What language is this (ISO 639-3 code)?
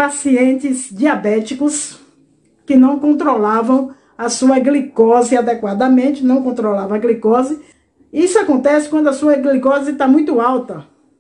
por